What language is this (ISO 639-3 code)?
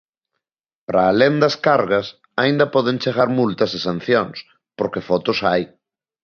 glg